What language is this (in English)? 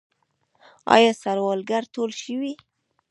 Pashto